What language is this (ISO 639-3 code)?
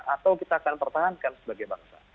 ind